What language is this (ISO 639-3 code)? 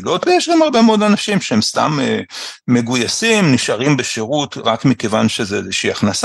heb